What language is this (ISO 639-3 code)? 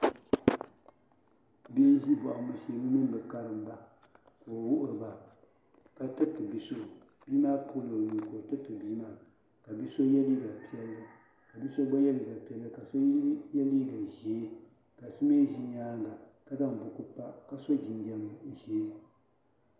dag